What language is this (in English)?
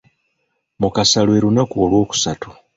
Ganda